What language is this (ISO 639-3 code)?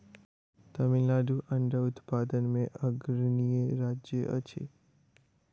mai